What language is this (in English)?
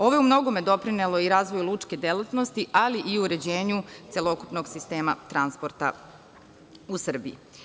Serbian